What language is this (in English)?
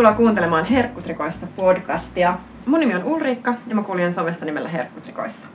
Finnish